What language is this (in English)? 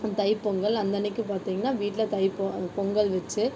Tamil